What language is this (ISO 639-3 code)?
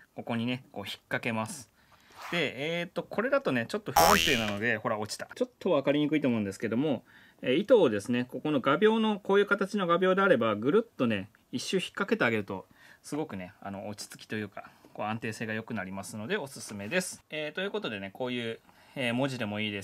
jpn